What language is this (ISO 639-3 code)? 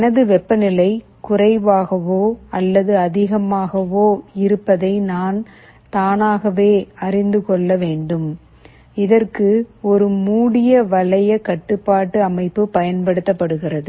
tam